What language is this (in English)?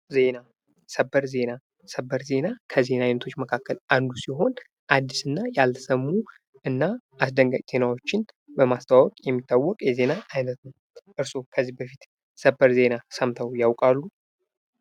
Amharic